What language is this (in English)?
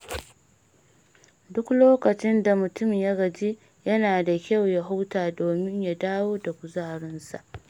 Hausa